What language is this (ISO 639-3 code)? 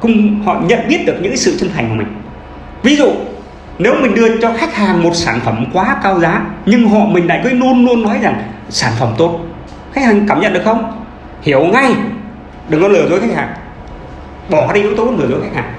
vie